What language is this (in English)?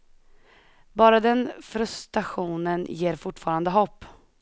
Swedish